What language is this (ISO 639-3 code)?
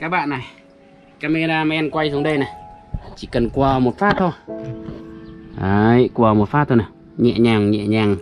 vie